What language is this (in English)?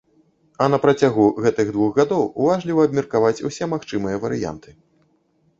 Belarusian